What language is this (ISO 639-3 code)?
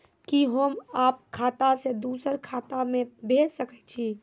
mai